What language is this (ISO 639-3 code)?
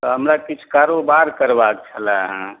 mai